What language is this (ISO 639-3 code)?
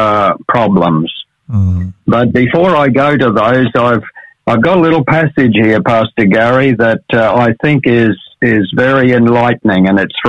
eng